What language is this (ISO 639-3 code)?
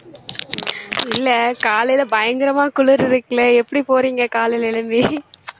tam